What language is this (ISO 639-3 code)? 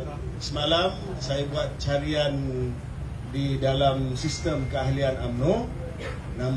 msa